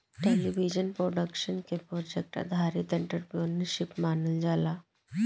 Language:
Bhojpuri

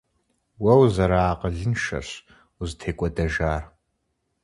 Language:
Kabardian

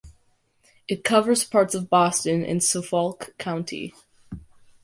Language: English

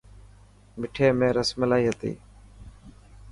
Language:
Dhatki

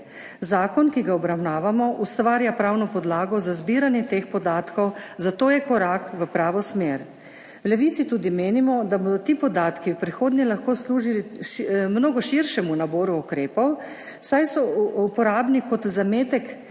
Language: Slovenian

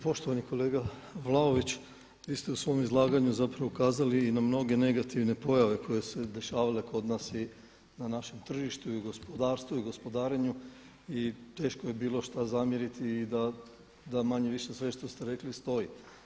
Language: Croatian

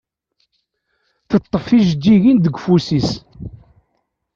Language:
Kabyle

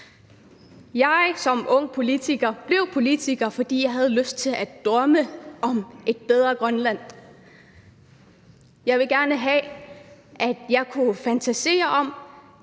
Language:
Danish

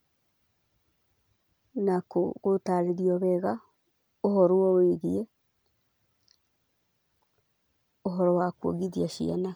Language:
Kikuyu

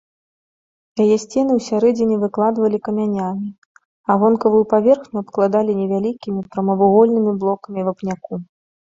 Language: Belarusian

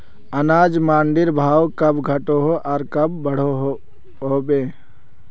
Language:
Magahi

